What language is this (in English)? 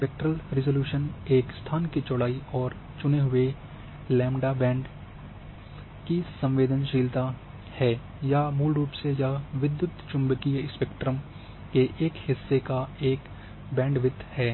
Hindi